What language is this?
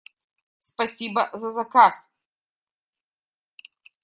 Russian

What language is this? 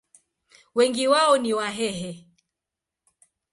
Swahili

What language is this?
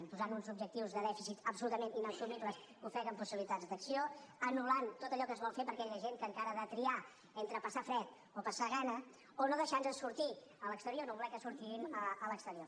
Catalan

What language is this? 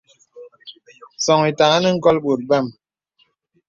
Bebele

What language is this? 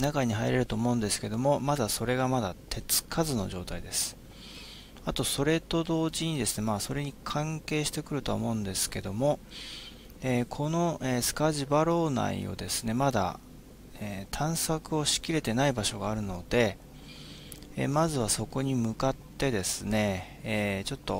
Japanese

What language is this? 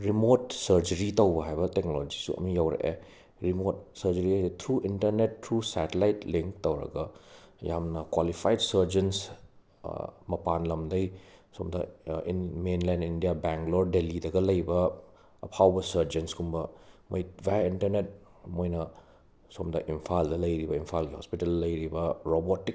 Manipuri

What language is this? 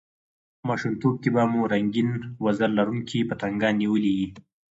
Pashto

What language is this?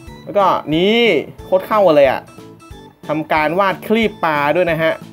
Thai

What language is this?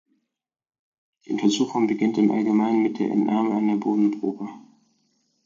German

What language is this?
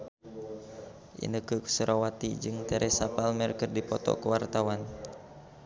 Sundanese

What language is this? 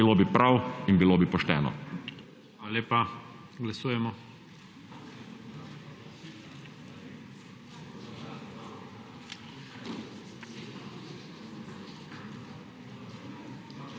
Slovenian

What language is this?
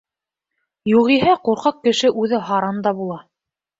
Bashkir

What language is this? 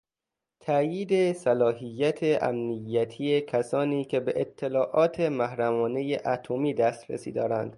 Persian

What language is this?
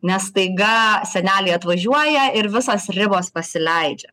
Lithuanian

